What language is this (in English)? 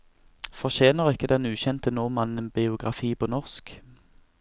Norwegian